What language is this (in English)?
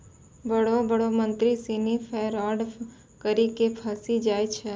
Maithili